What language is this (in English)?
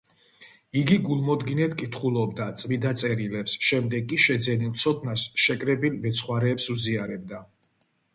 Georgian